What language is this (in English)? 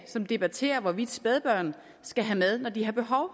Danish